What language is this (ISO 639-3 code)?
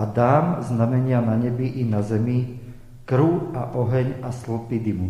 slk